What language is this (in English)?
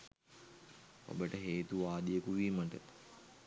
Sinhala